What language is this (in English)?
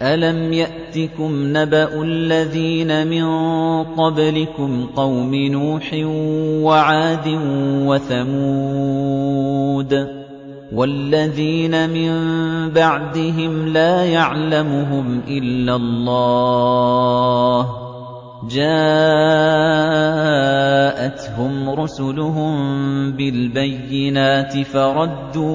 Arabic